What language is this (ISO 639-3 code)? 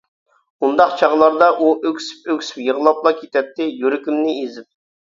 uig